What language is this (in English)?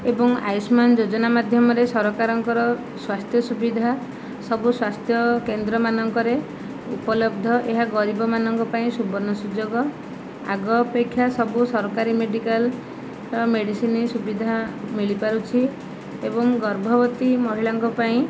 Odia